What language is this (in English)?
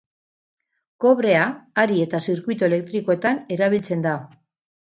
Basque